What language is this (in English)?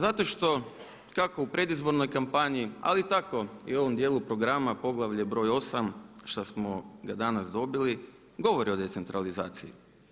Croatian